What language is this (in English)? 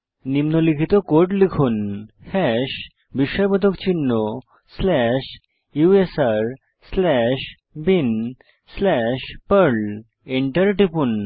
Bangla